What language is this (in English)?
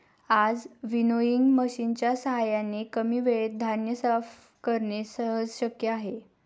Marathi